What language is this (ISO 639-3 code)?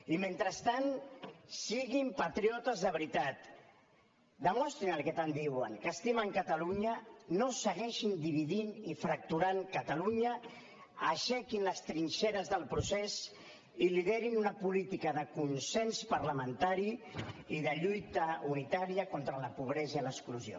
cat